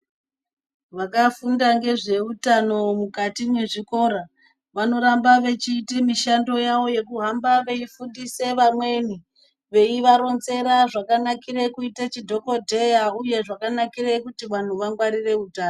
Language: Ndau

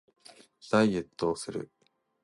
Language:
Japanese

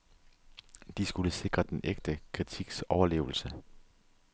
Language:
Danish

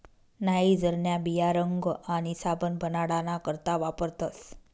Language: Marathi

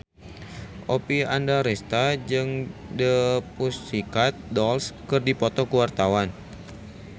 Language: Sundanese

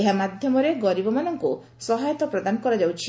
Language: Odia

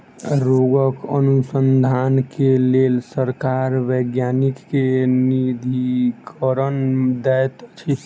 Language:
Maithili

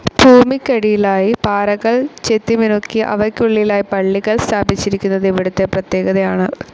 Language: Malayalam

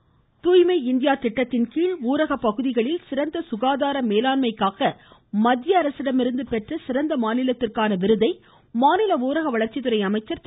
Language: Tamil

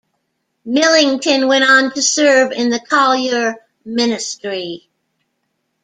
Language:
English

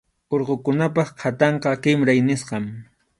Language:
Arequipa-La Unión Quechua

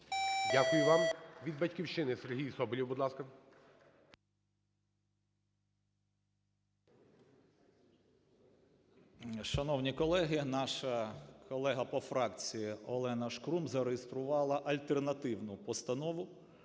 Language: Ukrainian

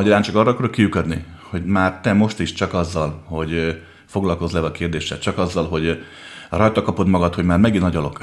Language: Hungarian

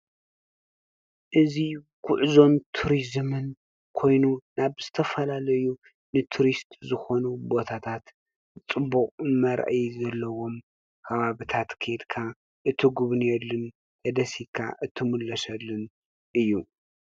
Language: Tigrinya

